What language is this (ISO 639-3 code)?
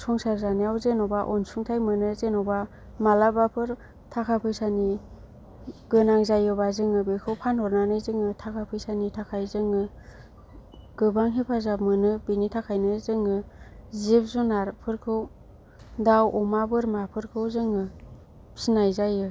brx